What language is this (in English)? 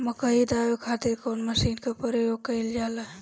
Bhojpuri